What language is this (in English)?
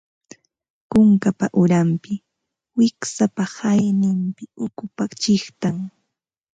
Ambo-Pasco Quechua